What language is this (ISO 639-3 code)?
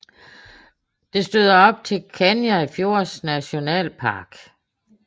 dan